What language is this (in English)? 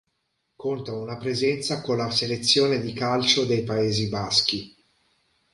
Italian